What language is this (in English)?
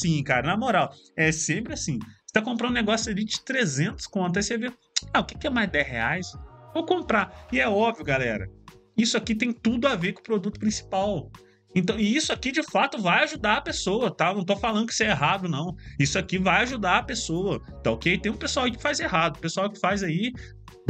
Portuguese